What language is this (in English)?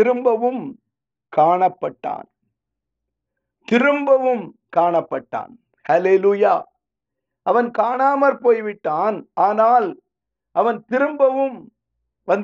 Tamil